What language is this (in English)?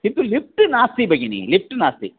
Sanskrit